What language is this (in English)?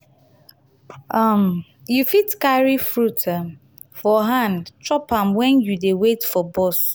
Nigerian Pidgin